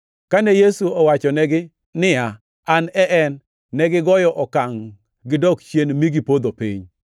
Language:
Luo (Kenya and Tanzania)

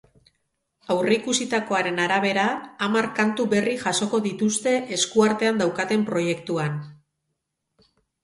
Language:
Basque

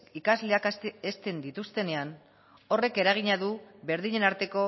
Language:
Basque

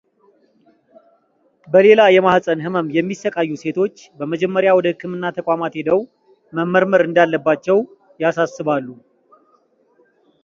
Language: Amharic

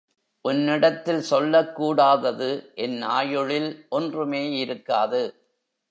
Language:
Tamil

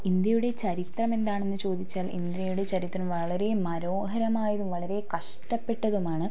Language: Malayalam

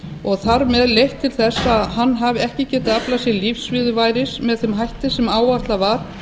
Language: Icelandic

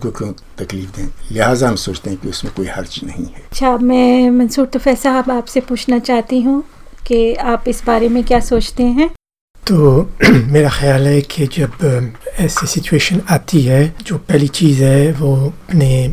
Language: Hindi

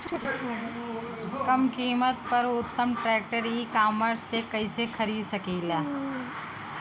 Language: Bhojpuri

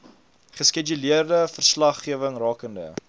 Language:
Afrikaans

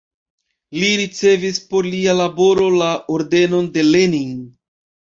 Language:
Esperanto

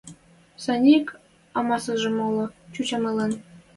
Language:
Western Mari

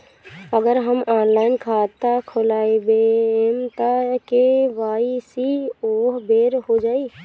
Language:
Bhojpuri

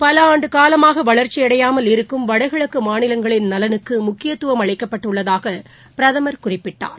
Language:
Tamil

